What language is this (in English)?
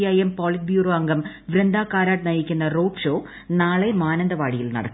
Malayalam